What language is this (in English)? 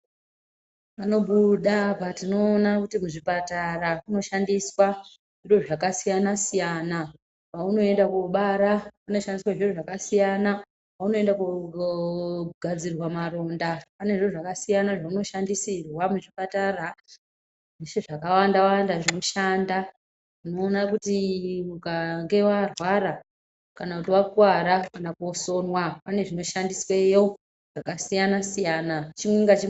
Ndau